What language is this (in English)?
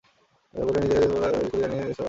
Bangla